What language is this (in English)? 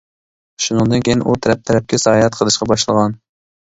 Uyghur